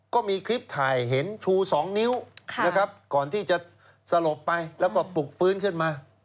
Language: Thai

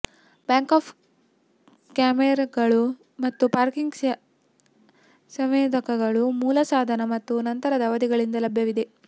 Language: Kannada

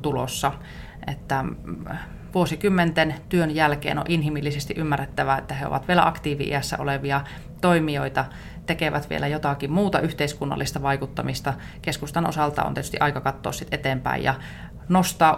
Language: Finnish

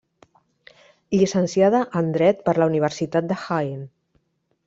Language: Catalan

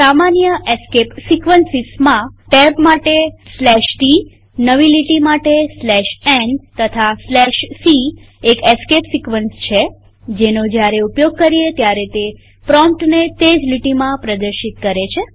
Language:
Gujarati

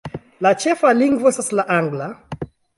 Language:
Esperanto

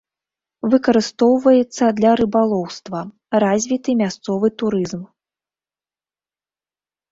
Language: Belarusian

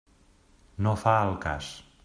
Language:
Catalan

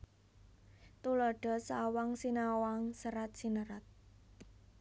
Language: Javanese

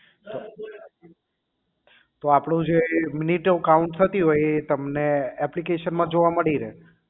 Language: Gujarati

